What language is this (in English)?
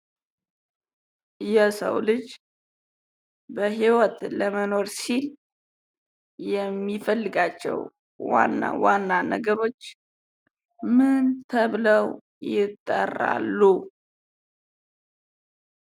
Amharic